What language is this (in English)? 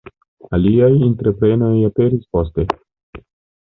Esperanto